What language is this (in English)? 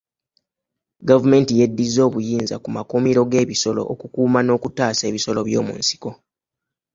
Ganda